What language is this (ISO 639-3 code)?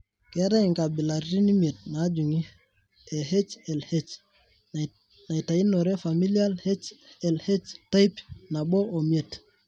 mas